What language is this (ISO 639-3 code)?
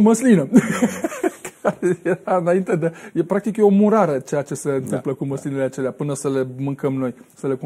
ron